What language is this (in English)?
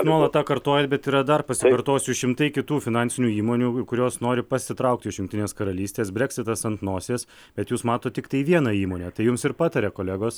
Lithuanian